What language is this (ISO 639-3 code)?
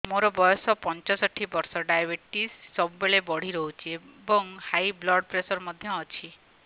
ori